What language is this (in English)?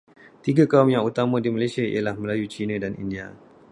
Malay